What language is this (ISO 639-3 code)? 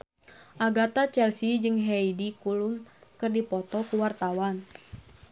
sun